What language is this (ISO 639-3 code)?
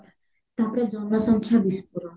ori